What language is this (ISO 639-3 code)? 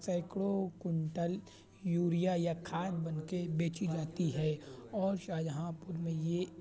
urd